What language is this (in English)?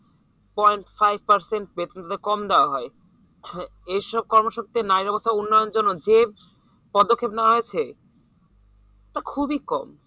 Bangla